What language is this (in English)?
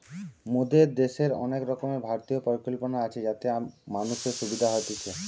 Bangla